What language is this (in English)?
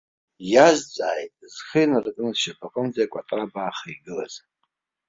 Abkhazian